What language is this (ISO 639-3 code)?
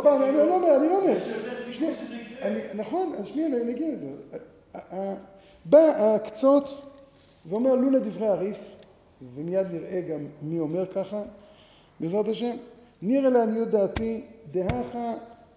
heb